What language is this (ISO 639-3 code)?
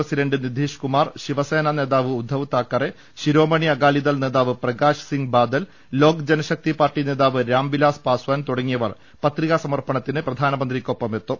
mal